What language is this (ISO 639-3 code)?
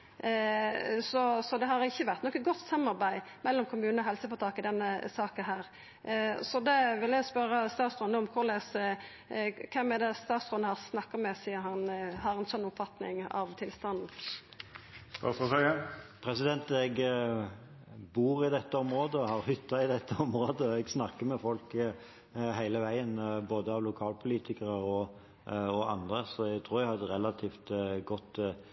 nor